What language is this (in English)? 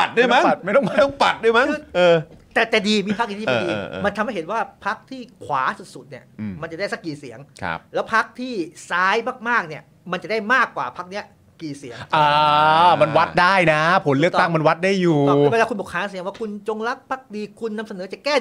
Thai